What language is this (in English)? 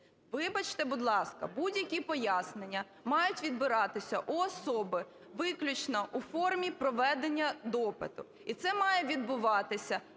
Ukrainian